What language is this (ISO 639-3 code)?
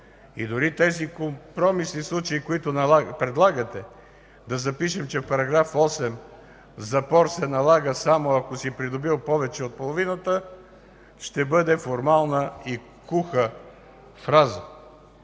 bul